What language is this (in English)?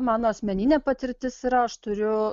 Lithuanian